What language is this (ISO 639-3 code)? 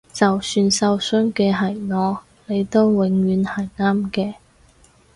yue